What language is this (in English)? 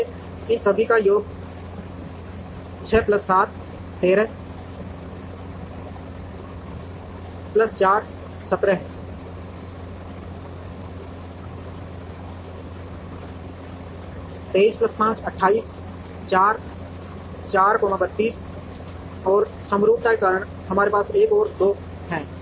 Hindi